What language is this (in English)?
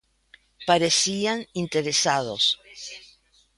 Galician